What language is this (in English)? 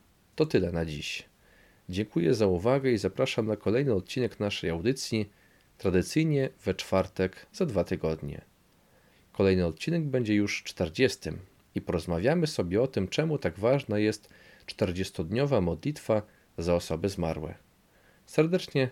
Polish